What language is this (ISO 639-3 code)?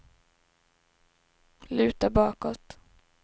swe